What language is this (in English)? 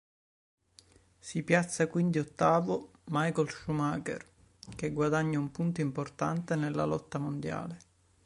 Italian